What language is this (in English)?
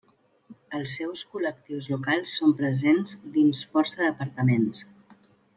Catalan